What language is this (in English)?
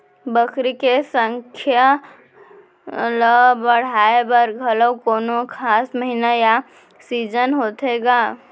Chhattisgarhi